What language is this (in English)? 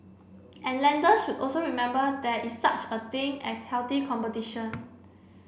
English